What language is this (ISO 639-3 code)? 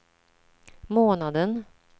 swe